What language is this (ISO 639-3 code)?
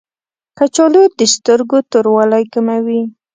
pus